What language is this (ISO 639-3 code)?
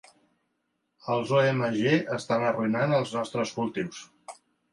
cat